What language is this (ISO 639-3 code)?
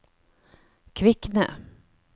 nor